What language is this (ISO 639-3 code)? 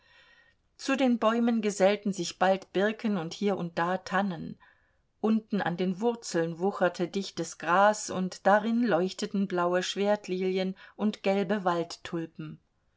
deu